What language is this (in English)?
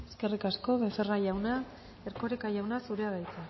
Basque